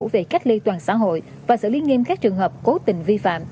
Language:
Vietnamese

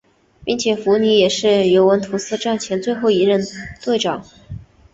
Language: Chinese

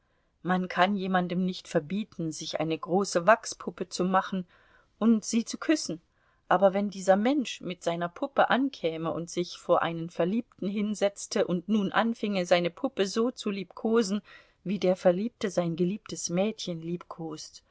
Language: German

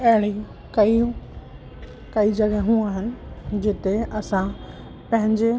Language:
Sindhi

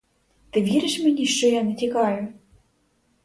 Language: Ukrainian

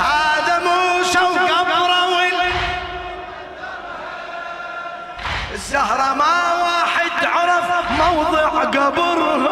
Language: Arabic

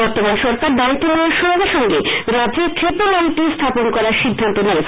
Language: Bangla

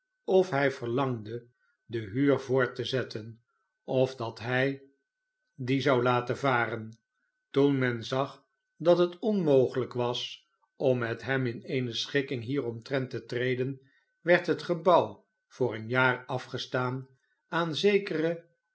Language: Dutch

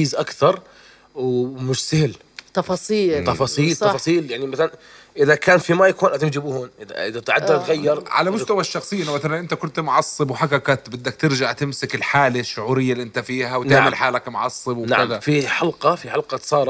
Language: Arabic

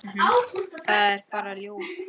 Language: Icelandic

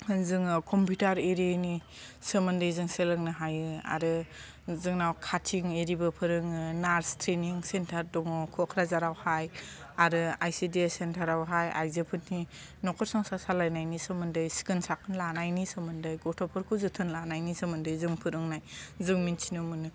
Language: Bodo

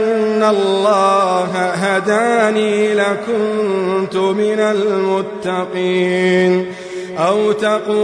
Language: Arabic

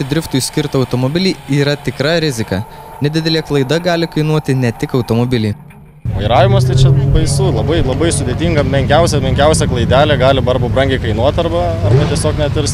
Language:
Lithuanian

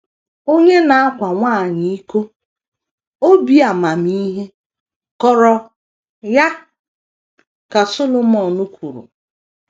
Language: Igbo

